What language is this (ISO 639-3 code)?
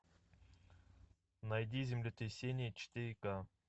rus